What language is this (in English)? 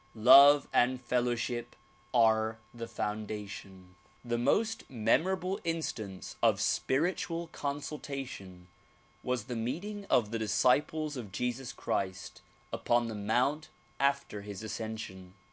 English